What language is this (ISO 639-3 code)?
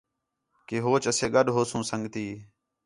xhe